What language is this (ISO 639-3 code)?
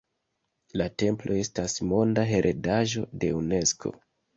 epo